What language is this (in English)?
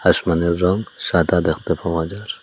Bangla